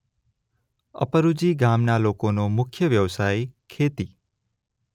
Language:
Gujarati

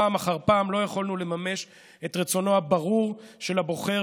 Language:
Hebrew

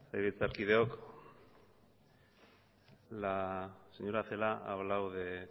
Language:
Spanish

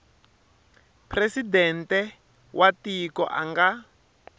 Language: Tsonga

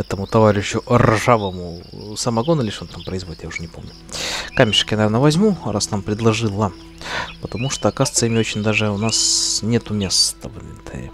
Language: Russian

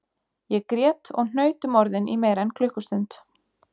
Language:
Icelandic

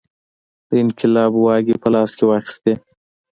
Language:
Pashto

